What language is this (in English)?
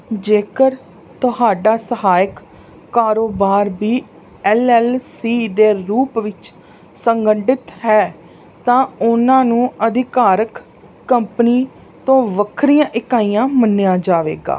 Punjabi